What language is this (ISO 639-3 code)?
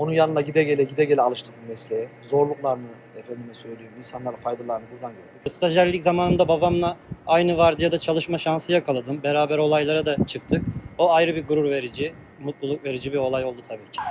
tur